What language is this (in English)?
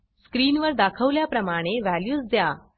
Marathi